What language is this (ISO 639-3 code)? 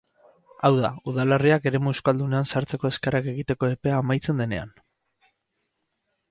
eus